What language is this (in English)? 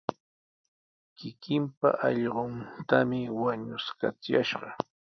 Sihuas Ancash Quechua